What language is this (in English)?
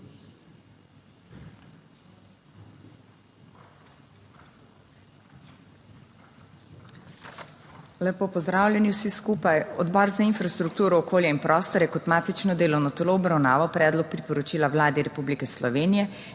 Slovenian